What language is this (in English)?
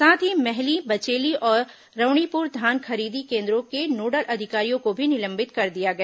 Hindi